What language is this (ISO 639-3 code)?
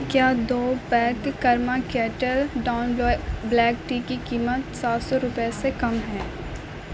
urd